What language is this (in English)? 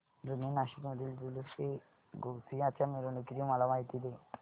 Marathi